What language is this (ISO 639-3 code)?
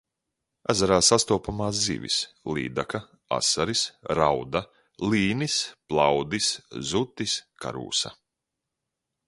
lav